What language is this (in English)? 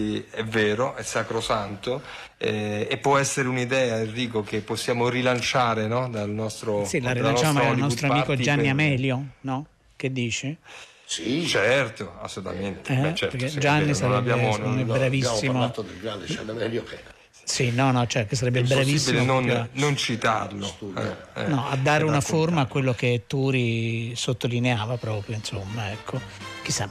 Italian